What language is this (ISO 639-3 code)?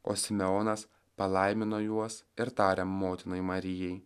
lit